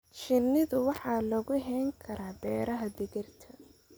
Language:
Somali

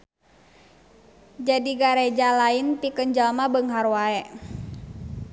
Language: Sundanese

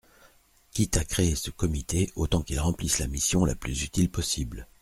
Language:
French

